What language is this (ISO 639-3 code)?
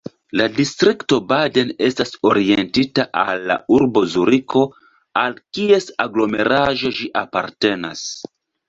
epo